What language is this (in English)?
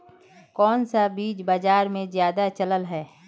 Magahi